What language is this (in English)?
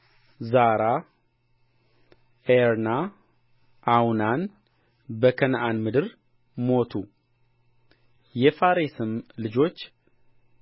Amharic